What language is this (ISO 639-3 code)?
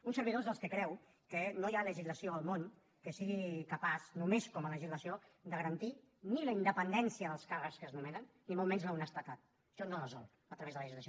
cat